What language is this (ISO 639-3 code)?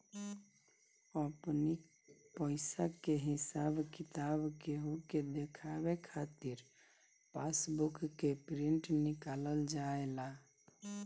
bho